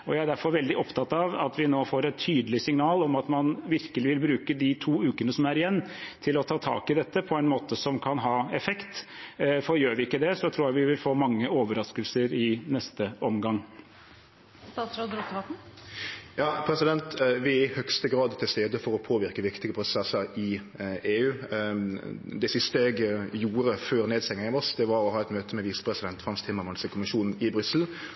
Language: Norwegian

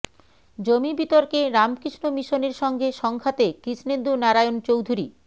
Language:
Bangla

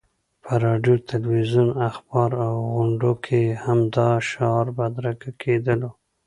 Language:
Pashto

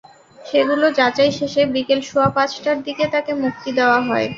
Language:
Bangla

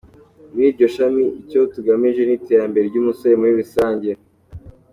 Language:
Kinyarwanda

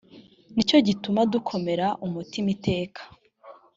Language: Kinyarwanda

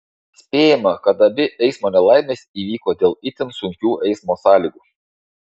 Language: Lithuanian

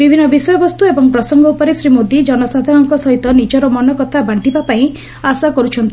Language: Odia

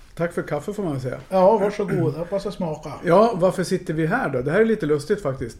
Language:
Swedish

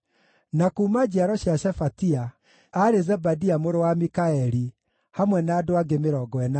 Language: Kikuyu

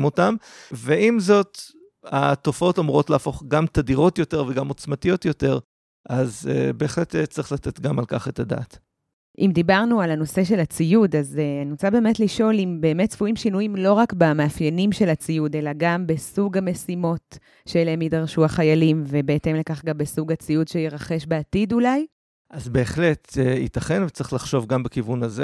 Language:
Hebrew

